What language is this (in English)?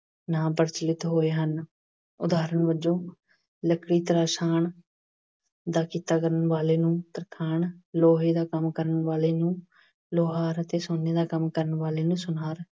Punjabi